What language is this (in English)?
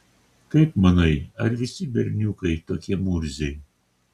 Lithuanian